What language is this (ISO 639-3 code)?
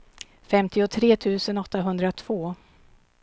swe